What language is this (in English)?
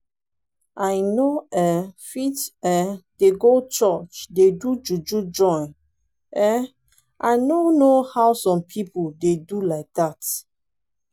Nigerian Pidgin